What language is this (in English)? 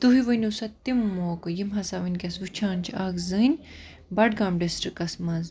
Kashmiri